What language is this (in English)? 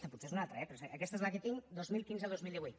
Catalan